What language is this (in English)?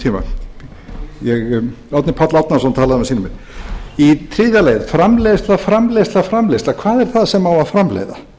Icelandic